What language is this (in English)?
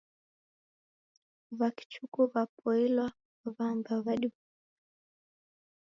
Taita